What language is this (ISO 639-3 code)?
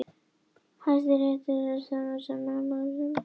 isl